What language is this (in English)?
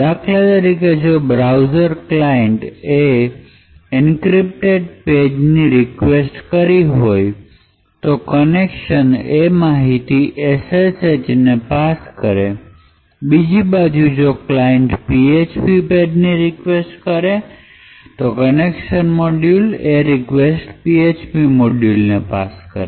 Gujarati